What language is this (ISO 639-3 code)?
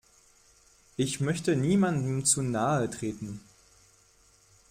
deu